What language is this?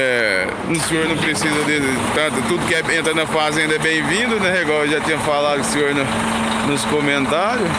Portuguese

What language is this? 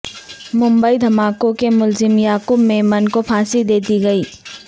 Urdu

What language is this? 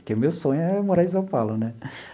Portuguese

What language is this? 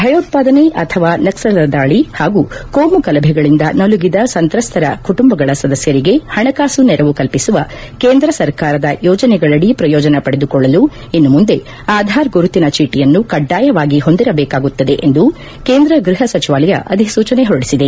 Kannada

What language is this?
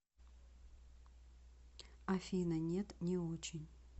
Russian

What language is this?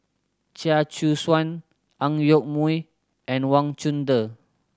English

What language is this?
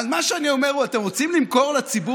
Hebrew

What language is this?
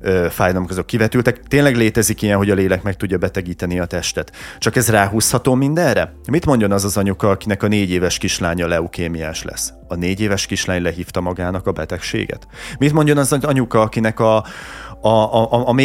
Hungarian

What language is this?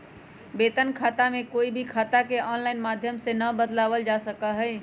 Magahi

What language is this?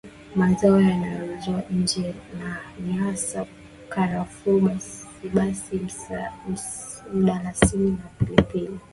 Swahili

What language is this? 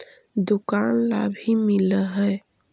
Magahi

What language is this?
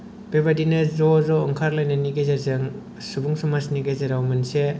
Bodo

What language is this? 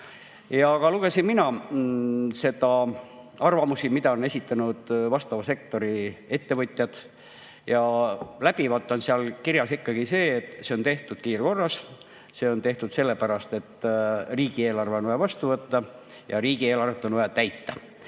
Estonian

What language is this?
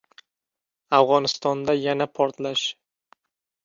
Uzbek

